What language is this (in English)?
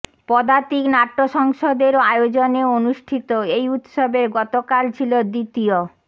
Bangla